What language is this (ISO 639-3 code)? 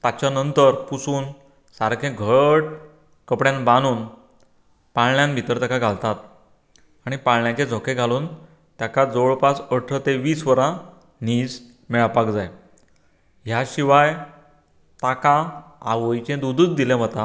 kok